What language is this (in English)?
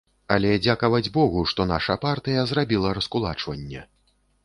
Belarusian